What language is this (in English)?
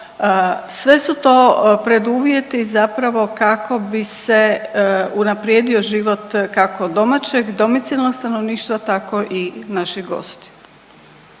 Croatian